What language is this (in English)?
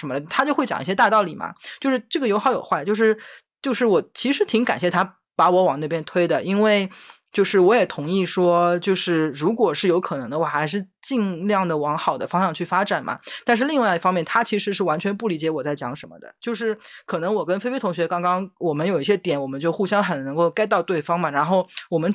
Chinese